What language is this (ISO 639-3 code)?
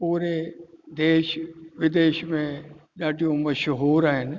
snd